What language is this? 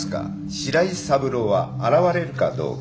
Japanese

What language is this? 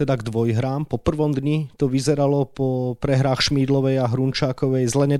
Slovak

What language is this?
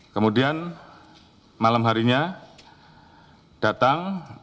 Indonesian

